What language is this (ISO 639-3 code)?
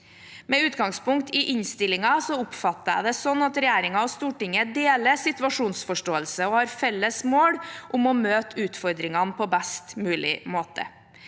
nor